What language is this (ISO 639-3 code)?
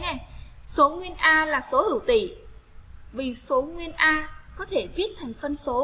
vie